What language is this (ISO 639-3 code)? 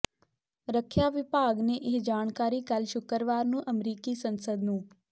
pan